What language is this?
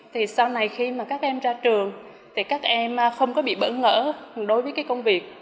Vietnamese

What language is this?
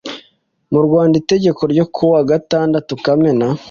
Kinyarwanda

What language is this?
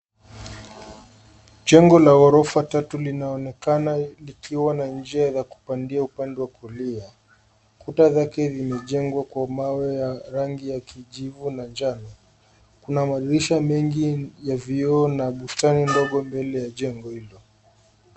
Swahili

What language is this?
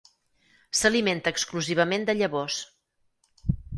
Catalan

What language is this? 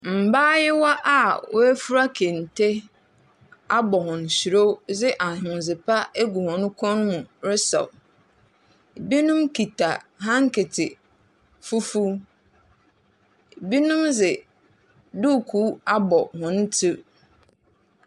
Akan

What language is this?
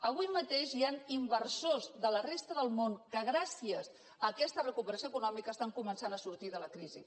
Catalan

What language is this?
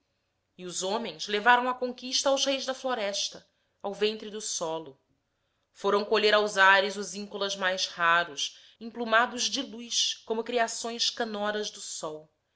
Portuguese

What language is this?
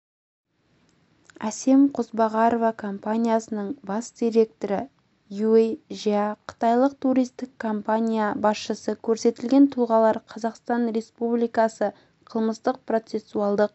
Kazakh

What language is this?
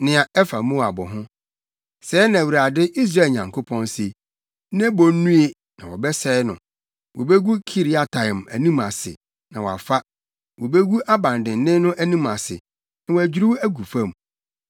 Akan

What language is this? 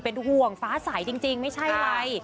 Thai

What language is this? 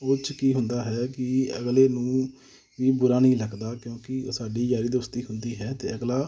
Punjabi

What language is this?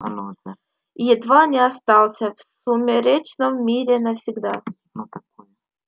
Russian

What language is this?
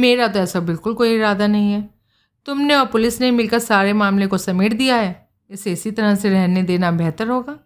Hindi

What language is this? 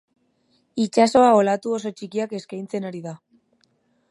Basque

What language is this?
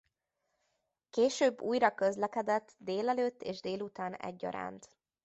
Hungarian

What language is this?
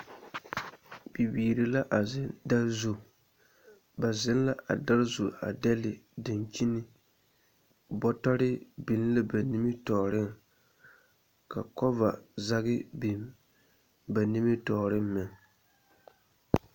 Southern Dagaare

